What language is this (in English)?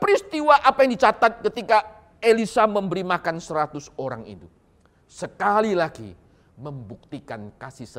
Indonesian